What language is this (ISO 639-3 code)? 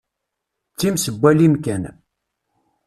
kab